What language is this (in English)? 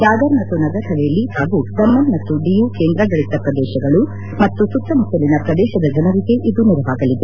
Kannada